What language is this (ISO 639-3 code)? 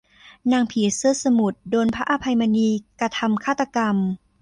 tha